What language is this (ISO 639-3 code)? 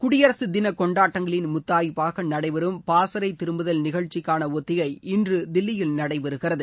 tam